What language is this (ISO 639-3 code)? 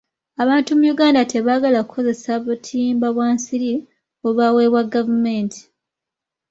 lug